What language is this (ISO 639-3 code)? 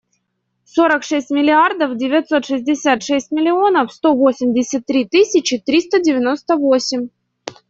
rus